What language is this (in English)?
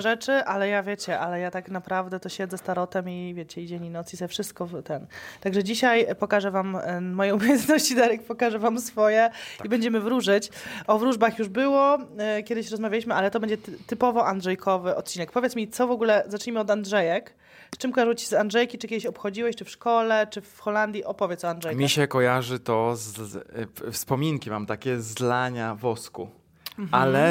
Polish